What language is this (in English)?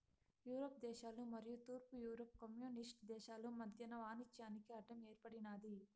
Telugu